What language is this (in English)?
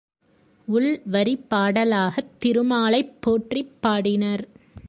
Tamil